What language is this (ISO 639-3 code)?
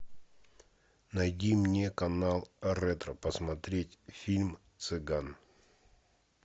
rus